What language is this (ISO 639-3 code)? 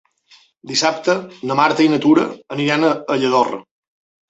cat